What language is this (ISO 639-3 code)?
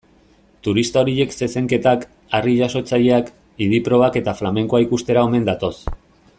eus